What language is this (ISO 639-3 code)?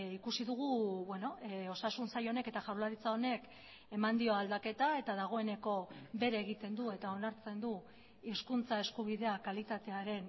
eus